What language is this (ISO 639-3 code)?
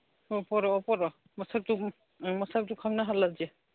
mni